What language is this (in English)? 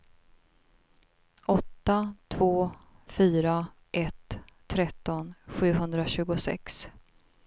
Swedish